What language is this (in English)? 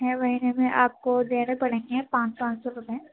Urdu